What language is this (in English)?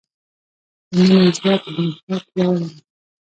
Pashto